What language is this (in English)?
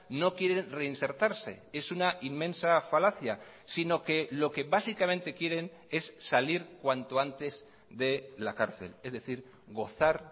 Spanish